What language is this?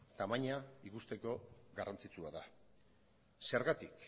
Basque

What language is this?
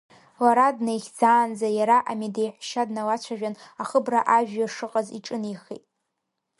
Abkhazian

